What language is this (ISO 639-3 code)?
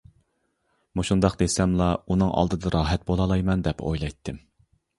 uig